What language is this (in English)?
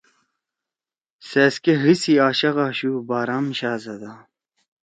Torwali